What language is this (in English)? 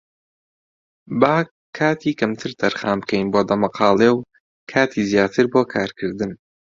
Central Kurdish